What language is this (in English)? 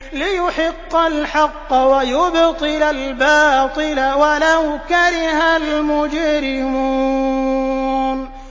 Arabic